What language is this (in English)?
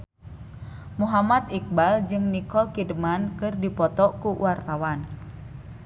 Sundanese